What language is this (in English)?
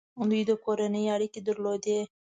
Pashto